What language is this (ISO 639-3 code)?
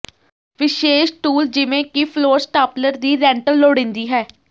pan